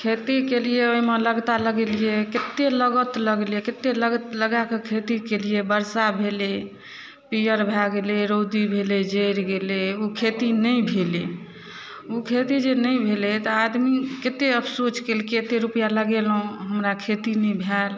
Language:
Maithili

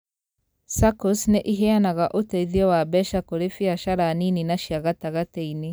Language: Kikuyu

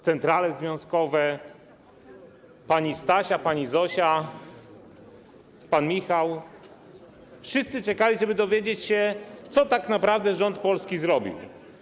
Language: Polish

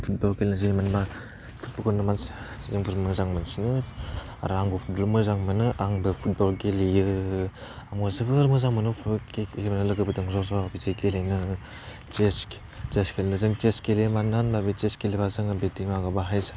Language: Bodo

